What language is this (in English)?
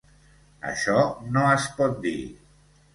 Catalan